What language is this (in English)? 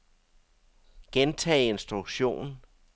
Danish